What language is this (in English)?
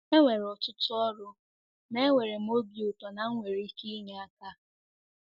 Igbo